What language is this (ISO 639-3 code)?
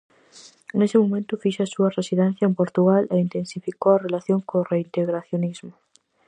glg